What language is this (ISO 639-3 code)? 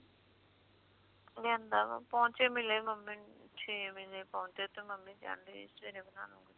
pan